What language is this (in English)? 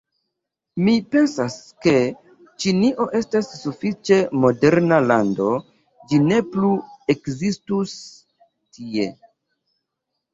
Esperanto